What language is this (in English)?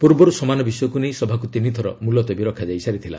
Odia